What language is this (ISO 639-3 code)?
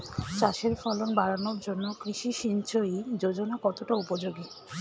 ben